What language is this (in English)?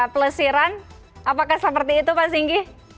Indonesian